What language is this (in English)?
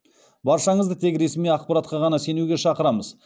Kazakh